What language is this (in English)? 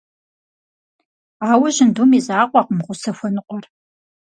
Kabardian